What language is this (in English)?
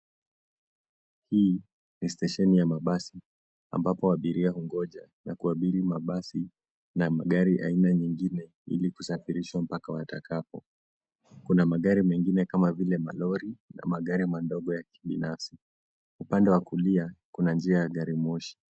Swahili